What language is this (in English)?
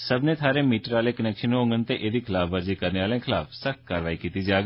Dogri